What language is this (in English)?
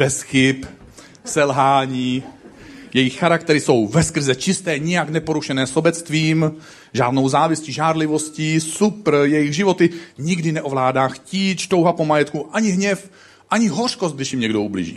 Czech